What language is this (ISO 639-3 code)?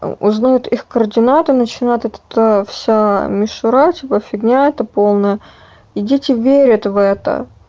rus